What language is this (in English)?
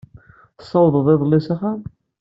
Kabyle